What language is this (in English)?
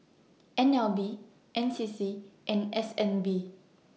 English